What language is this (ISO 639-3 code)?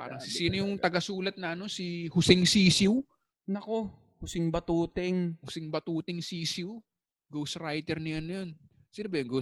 fil